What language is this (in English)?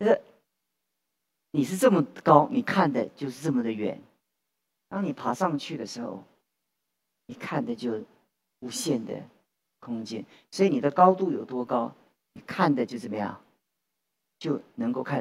Chinese